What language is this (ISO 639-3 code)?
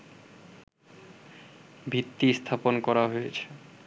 ben